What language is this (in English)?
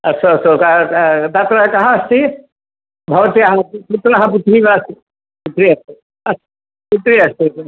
Sanskrit